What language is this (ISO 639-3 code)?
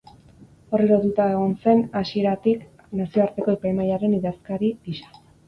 eus